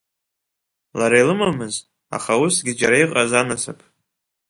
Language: Abkhazian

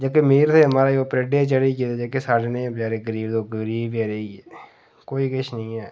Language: Dogri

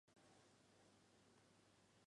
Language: Chinese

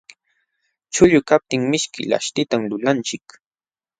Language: Jauja Wanca Quechua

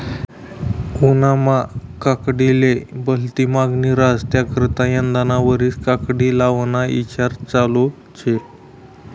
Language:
Marathi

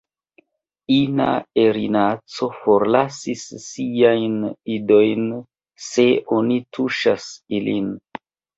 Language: Esperanto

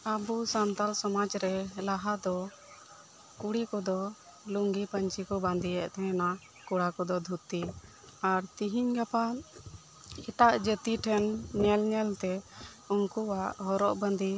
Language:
Santali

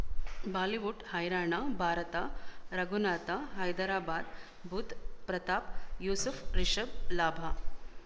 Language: Kannada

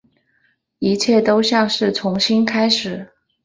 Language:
Chinese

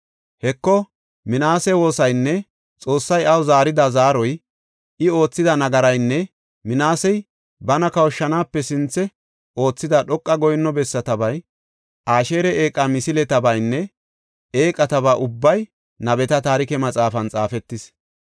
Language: Gofa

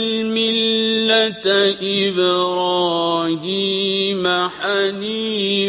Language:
Arabic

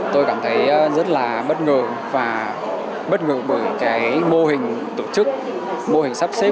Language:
Vietnamese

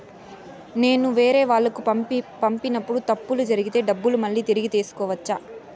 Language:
Telugu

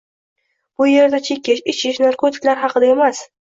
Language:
Uzbek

